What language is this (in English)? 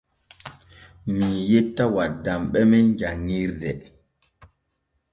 Borgu Fulfulde